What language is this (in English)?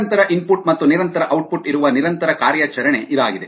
Kannada